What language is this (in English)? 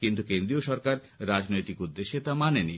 Bangla